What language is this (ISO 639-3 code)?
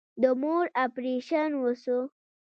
pus